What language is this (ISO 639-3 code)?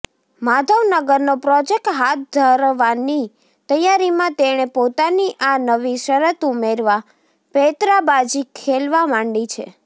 guj